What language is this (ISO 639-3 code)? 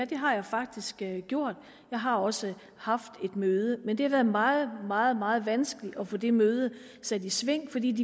dan